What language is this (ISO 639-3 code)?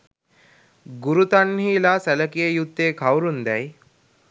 sin